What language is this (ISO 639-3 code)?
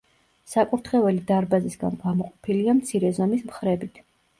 kat